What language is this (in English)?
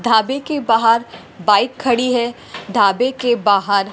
Hindi